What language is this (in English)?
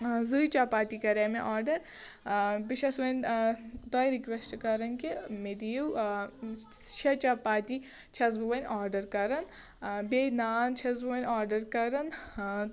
Kashmiri